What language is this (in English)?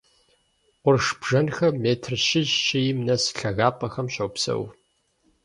Kabardian